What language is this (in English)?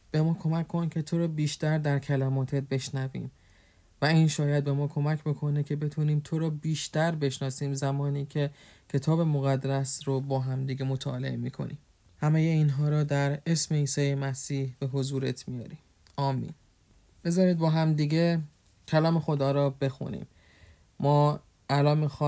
Persian